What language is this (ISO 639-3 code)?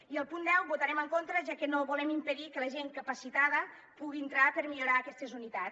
cat